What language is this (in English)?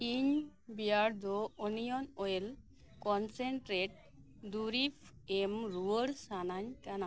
Santali